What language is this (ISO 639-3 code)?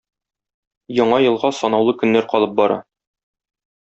tat